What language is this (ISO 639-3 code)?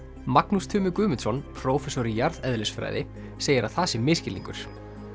isl